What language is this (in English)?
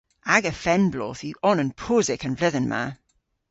Cornish